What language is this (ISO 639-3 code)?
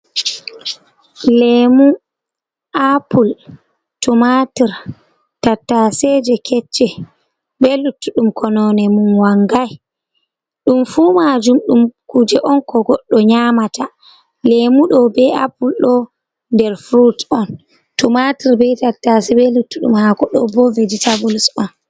ful